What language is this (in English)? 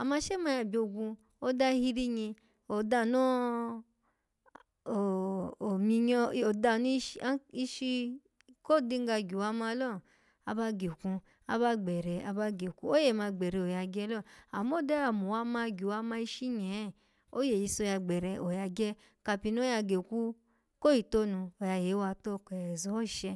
Alago